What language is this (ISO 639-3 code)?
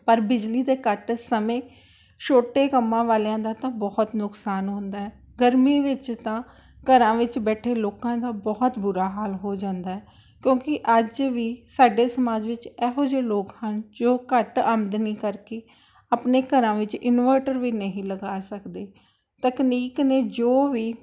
pan